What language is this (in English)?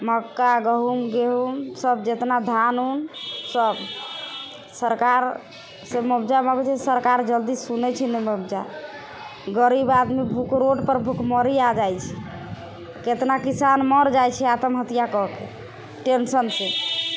Maithili